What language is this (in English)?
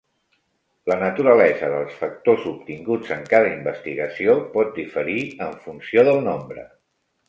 Catalan